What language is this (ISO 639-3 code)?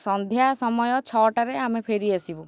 ori